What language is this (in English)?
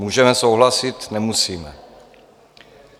Czech